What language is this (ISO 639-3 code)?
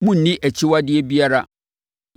aka